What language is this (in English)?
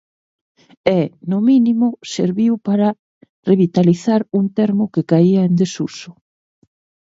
Galician